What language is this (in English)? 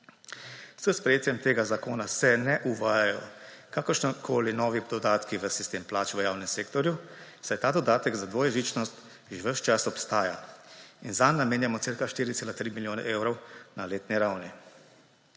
Slovenian